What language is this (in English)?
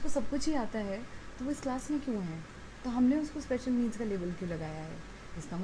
Hindi